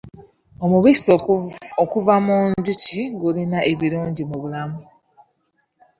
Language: Ganda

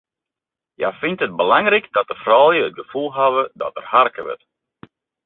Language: Western Frisian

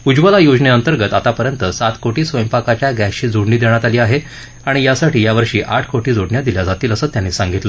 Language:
Marathi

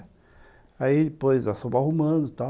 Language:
Portuguese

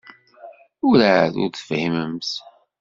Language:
Kabyle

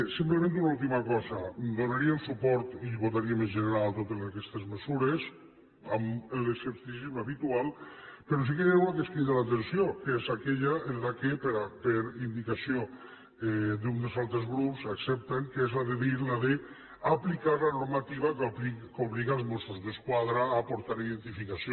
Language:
Catalan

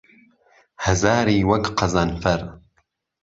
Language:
Central Kurdish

